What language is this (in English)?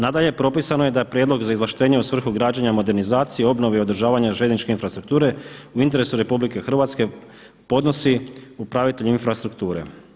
Croatian